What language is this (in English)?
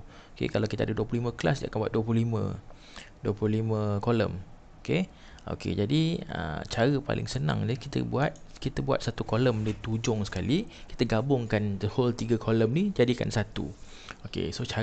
Malay